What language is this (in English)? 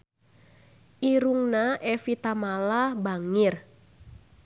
Sundanese